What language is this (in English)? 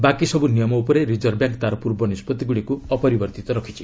Odia